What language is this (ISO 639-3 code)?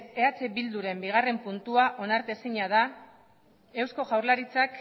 eus